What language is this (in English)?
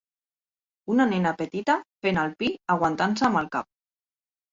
Catalan